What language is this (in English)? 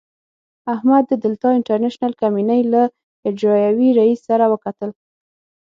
Pashto